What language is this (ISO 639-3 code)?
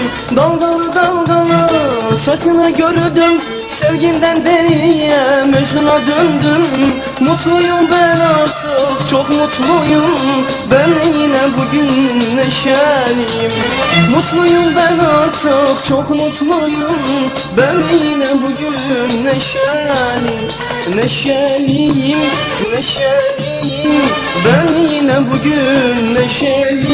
tur